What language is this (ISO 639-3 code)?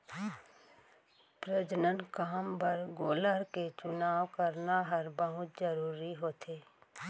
hne